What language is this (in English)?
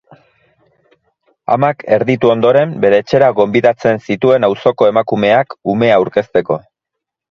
Basque